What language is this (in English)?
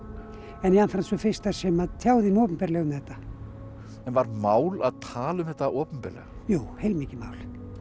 Icelandic